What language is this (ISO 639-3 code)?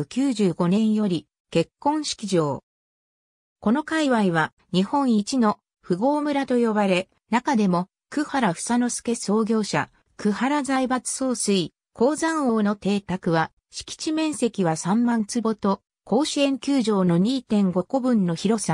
jpn